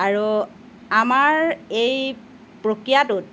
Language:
Assamese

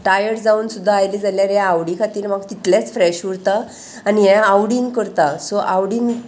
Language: Konkani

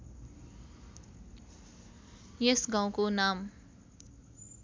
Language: Nepali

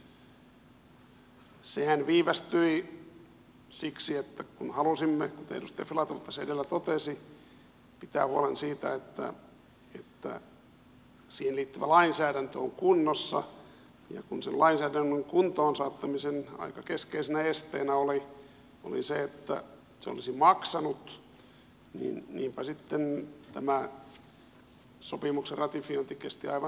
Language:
Finnish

